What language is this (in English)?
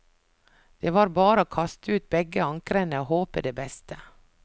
Norwegian